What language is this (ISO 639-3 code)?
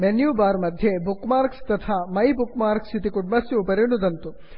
san